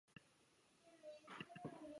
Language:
Chinese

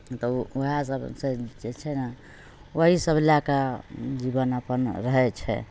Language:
Maithili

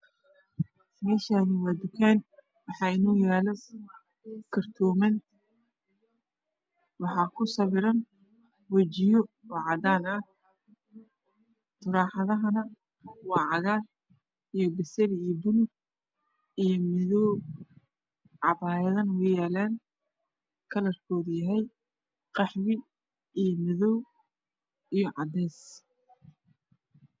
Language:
Somali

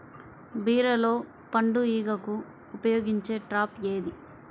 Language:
Telugu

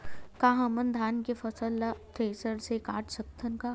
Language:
Chhattisgarhi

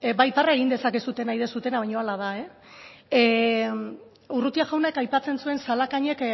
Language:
Basque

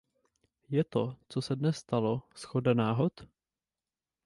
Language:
Czech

